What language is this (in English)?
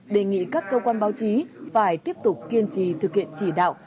Vietnamese